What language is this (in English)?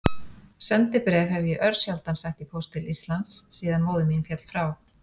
Icelandic